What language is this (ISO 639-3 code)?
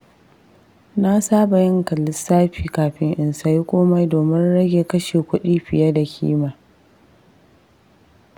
hau